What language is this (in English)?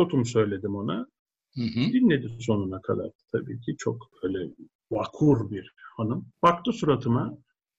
Turkish